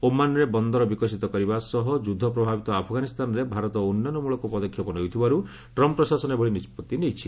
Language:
Odia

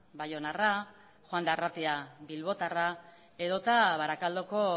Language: Basque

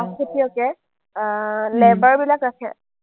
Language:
Assamese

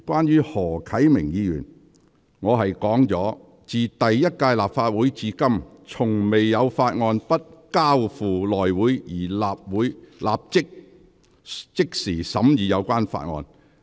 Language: Cantonese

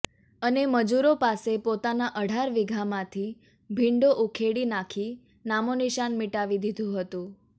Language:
Gujarati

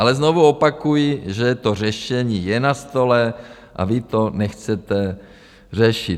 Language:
Czech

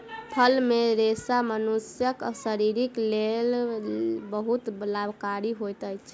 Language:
Maithili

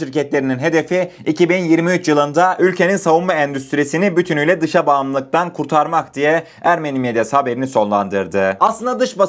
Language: Turkish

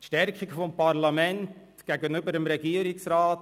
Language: Swiss German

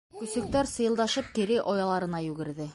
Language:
Bashkir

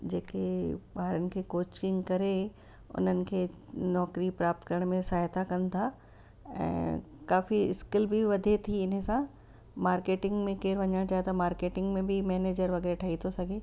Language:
Sindhi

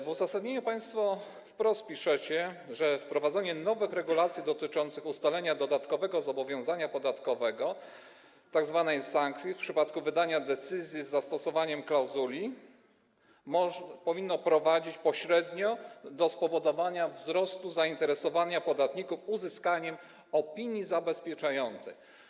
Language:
Polish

